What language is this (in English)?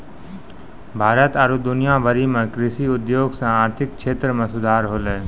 Maithili